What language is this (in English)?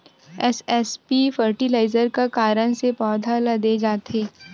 Chhattisgarhi